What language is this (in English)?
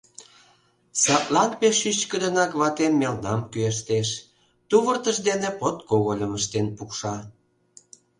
Mari